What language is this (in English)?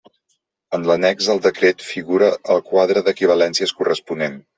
Catalan